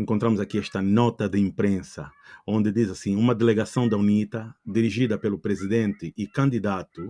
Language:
Portuguese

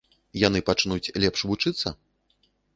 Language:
Belarusian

